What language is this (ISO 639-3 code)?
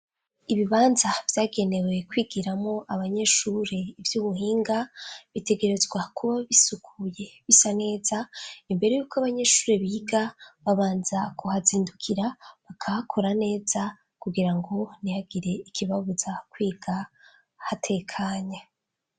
run